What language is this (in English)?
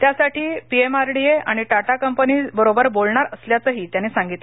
Marathi